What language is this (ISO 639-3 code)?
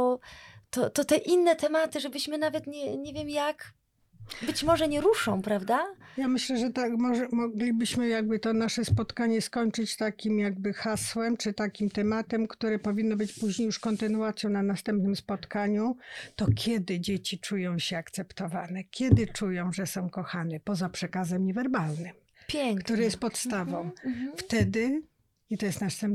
pol